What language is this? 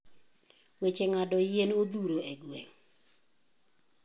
Luo (Kenya and Tanzania)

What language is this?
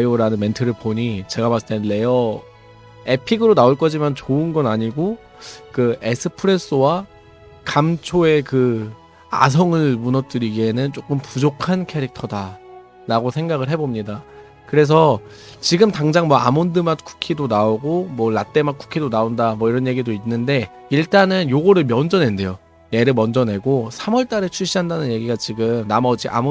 Korean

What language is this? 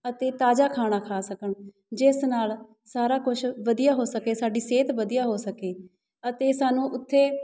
Punjabi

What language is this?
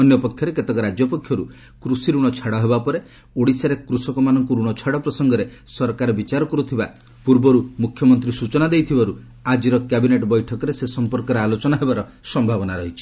Odia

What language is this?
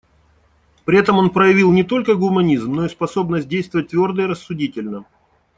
Russian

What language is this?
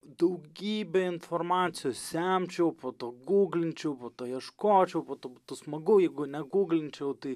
Lithuanian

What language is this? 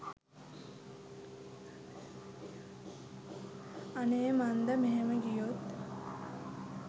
Sinhala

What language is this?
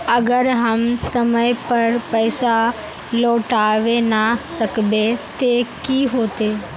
Magahi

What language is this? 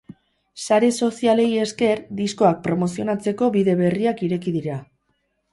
Basque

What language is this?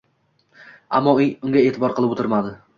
Uzbek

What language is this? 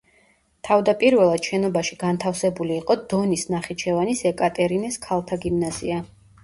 Georgian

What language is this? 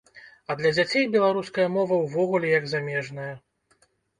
Belarusian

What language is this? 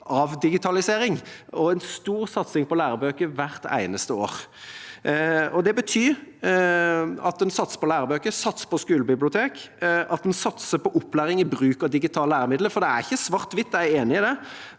Norwegian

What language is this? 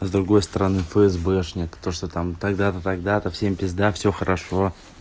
Russian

